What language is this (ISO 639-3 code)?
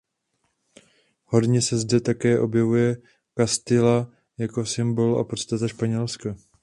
ces